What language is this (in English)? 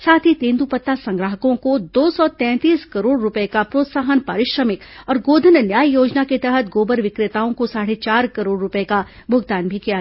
Hindi